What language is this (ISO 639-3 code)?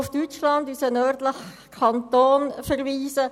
gsw